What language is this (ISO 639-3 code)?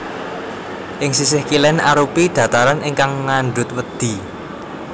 jav